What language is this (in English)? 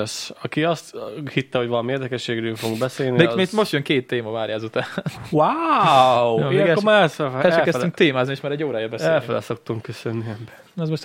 Hungarian